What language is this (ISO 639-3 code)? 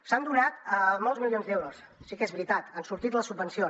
cat